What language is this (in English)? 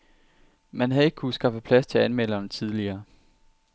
Danish